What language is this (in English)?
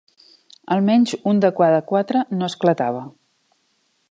Catalan